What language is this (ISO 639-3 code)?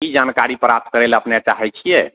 mai